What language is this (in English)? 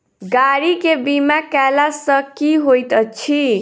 Maithili